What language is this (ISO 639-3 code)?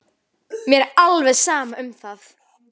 isl